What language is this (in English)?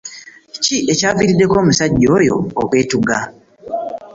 Ganda